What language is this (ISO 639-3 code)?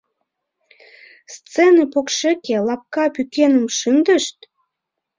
chm